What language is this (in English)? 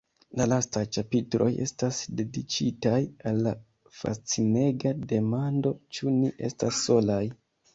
Esperanto